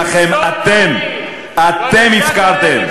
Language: Hebrew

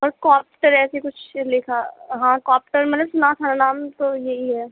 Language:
Urdu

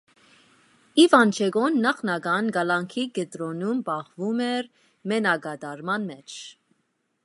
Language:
Armenian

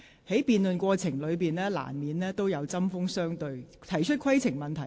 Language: Cantonese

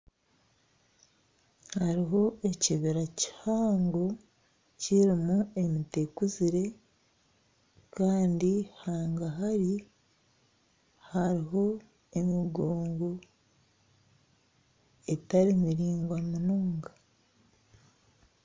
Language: Nyankole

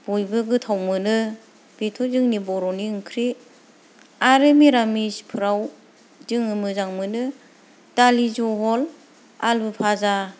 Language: Bodo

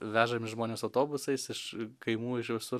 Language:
Lithuanian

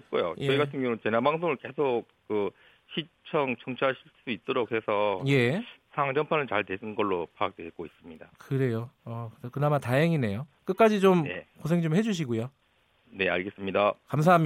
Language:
Korean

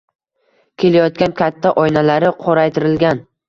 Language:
Uzbek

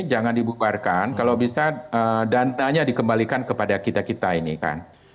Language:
Indonesian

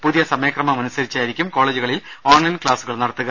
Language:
Malayalam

